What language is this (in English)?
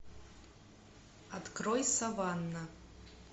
Russian